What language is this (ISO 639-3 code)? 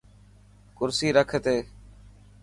mki